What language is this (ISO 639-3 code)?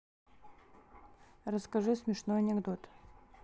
rus